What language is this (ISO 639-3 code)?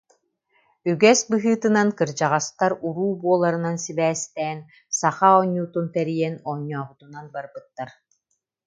sah